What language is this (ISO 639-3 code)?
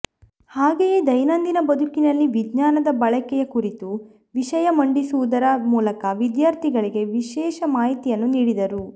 kan